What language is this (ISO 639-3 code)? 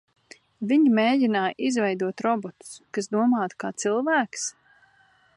lav